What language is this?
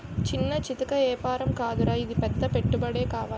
Telugu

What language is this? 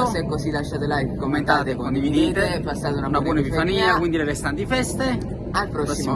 Italian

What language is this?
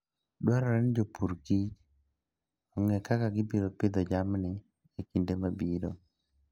Luo (Kenya and Tanzania)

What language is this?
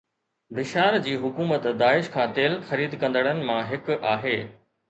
Sindhi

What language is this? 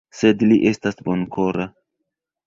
Esperanto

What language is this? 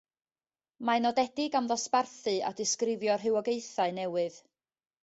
Welsh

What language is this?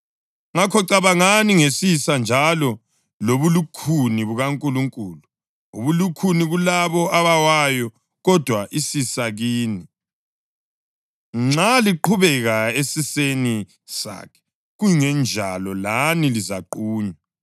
North Ndebele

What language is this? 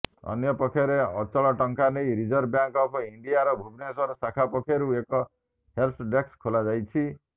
Odia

